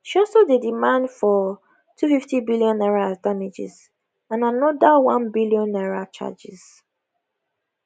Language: Nigerian Pidgin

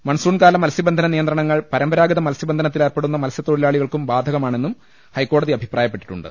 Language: Malayalam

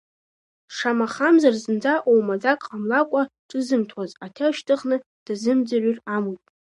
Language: Abkhazian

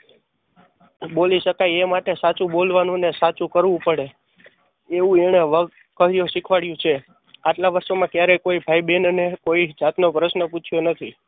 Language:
Gujarati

